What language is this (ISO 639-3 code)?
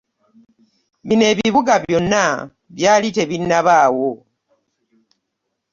lug